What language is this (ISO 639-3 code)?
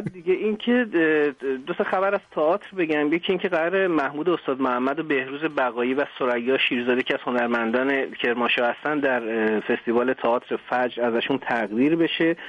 fas